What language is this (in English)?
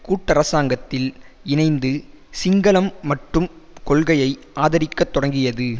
Tamil